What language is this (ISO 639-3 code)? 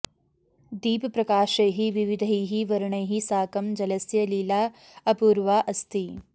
san